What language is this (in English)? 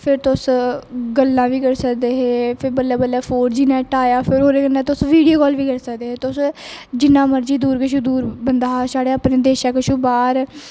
Dogri